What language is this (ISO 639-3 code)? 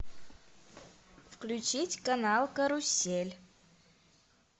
rus